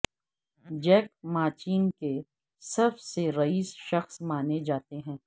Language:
Urdu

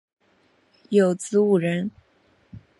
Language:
Chinese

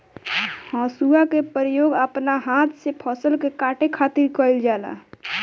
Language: Bhojpuri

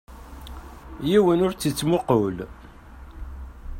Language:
Kabyle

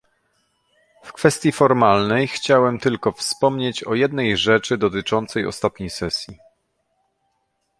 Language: Polish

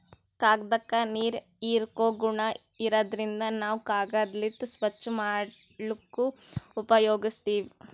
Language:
Kannada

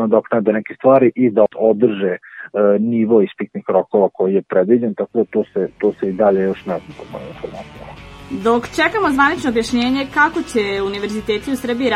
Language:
Croatian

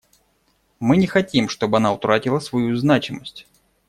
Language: Russian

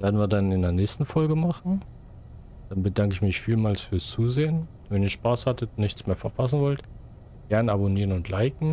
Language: German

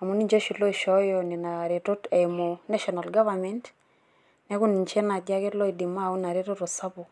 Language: Masai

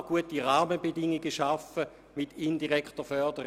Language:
Swiss German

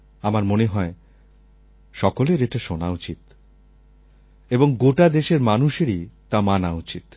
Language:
Bangla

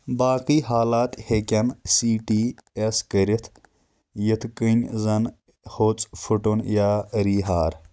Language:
Kashmiri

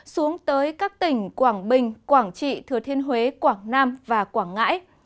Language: Vietnamese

